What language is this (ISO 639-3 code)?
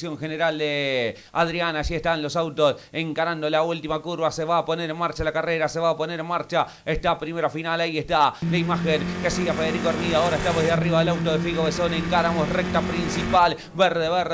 spa